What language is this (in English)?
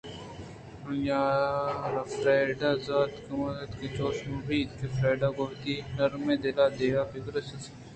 Eastern Balochi